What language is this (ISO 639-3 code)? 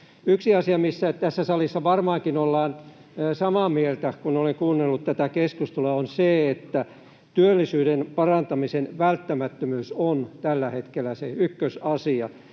fin